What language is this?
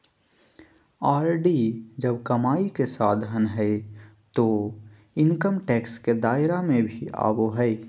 Magahi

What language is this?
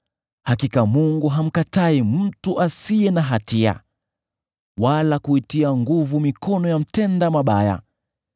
Swahili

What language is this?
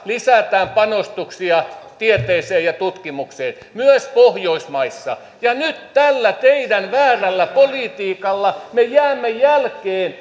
Finnish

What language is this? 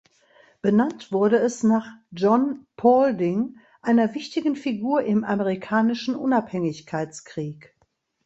German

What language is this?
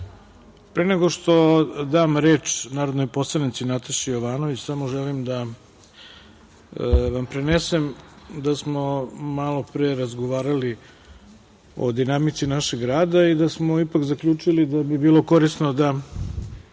Serbian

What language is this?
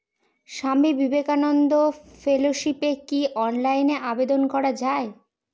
Bangla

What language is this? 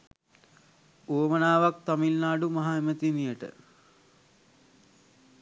Sinhala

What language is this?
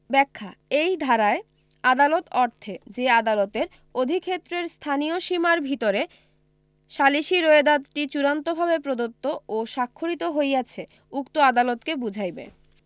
Bangla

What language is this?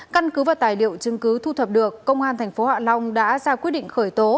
Vietnamese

